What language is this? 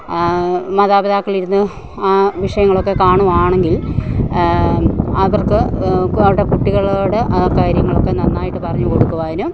Malayalam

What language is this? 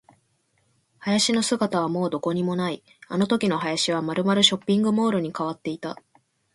Japanese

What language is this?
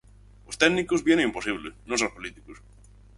Galician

